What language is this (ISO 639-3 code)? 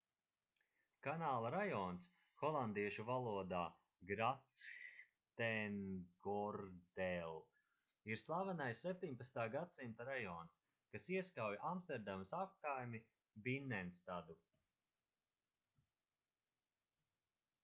lav